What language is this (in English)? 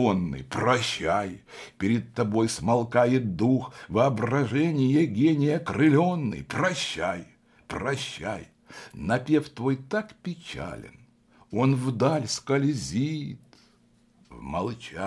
Russian